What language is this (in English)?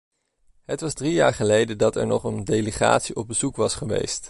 Dutch